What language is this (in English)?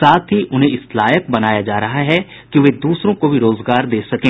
Hindi